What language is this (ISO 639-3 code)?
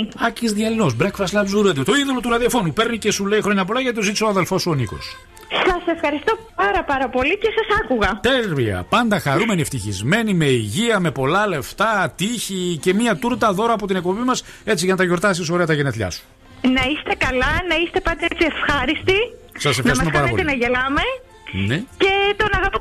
ell